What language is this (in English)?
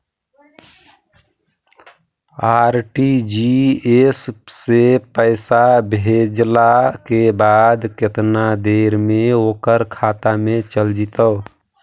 Magahi